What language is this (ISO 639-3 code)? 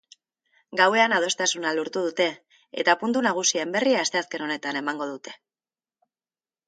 eus